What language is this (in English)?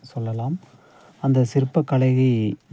Tamil